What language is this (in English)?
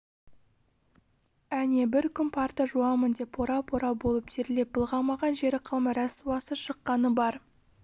Kazakh